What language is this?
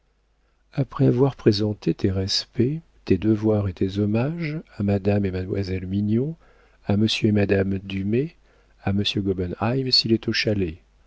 French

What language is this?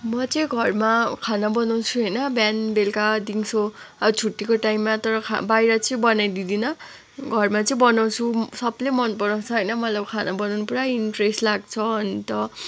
Nepali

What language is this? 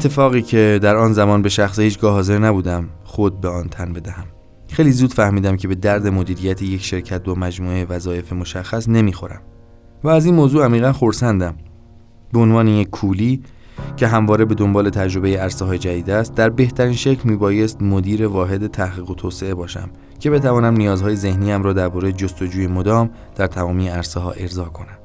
Persian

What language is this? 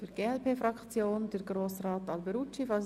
Swiss German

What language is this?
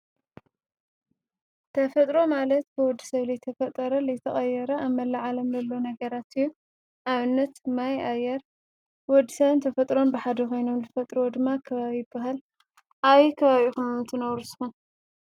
Tigrinya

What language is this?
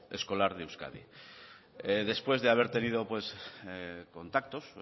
Spanish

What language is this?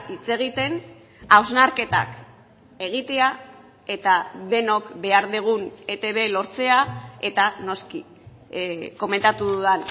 Basque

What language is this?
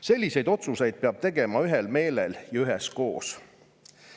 Estonian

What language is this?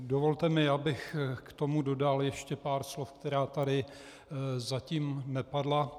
Czech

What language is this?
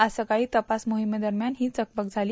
Marathi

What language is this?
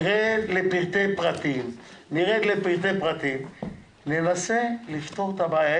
Hebrew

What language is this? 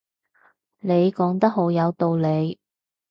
Cantonese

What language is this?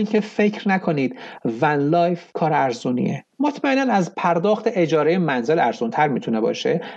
Persian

